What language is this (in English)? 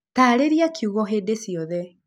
Kikuyu